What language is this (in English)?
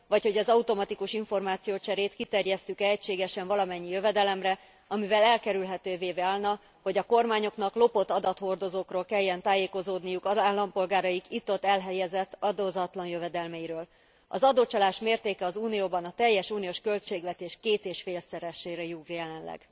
Hungarian